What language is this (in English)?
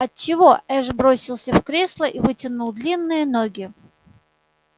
Russian